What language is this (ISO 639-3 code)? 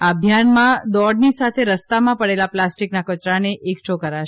guj